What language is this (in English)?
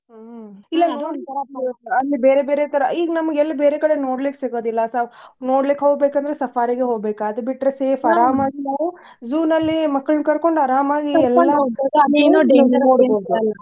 Kannada